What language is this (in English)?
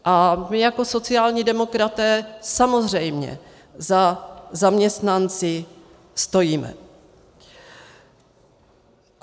Czech